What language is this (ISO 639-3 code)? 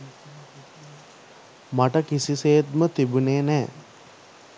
sin